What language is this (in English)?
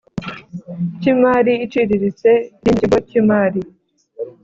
Kinyarwanda